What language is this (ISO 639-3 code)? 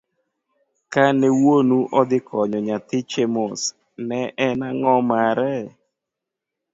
luo